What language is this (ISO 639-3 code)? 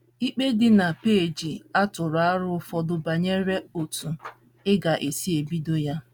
ibo